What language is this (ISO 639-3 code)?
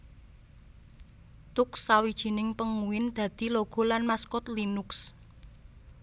jav